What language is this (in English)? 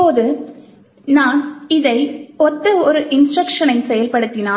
Tamil